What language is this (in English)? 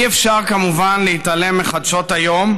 Hebrew